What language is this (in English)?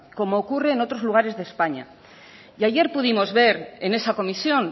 Spanish